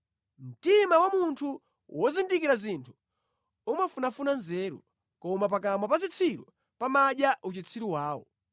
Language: Nyanja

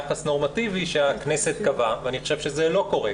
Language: Hebrew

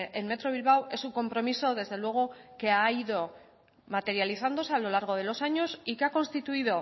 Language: Spanish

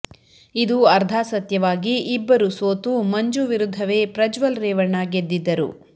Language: Kannada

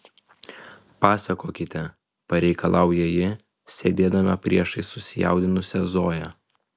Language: Lithuanian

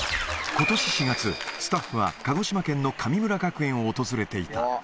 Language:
Japanese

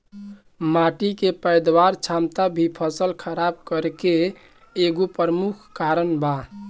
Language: Bhojpuri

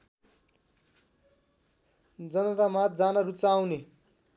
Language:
Nepali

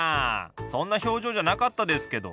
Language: Japanese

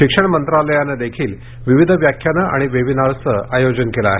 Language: Marathi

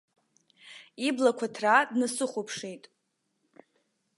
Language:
Abkhazian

